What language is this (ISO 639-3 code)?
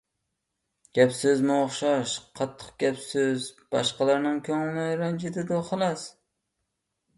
uig